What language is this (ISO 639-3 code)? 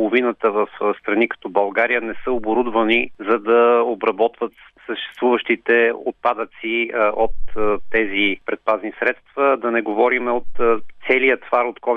bul